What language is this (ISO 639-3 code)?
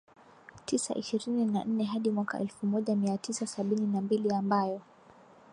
swa